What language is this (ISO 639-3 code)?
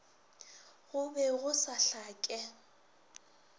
nso